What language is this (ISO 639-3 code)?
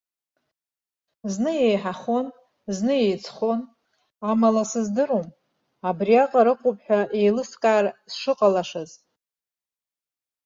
abk